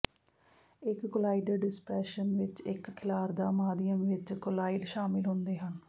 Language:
Punjabi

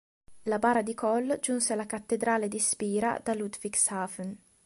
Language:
Italian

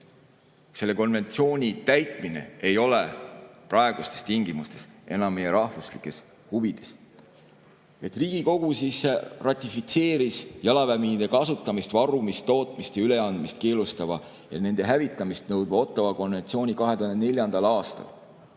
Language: Estonian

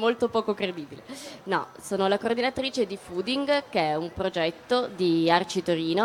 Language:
Italian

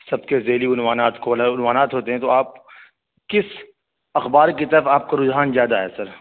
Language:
Urdu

